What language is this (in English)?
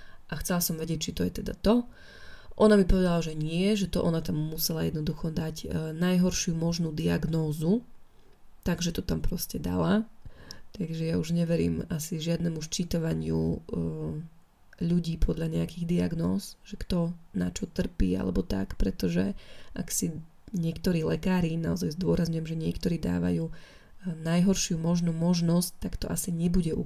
Slovak